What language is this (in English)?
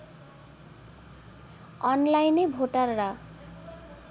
Bangla